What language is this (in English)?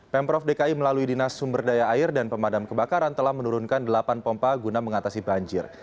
Indonesian